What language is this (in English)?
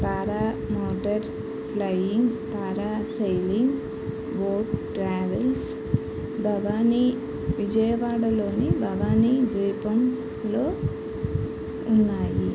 Telugu